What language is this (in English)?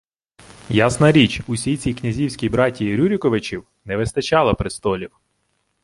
Ukrainian